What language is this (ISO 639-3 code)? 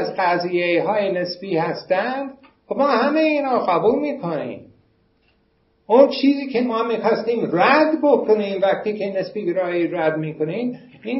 fas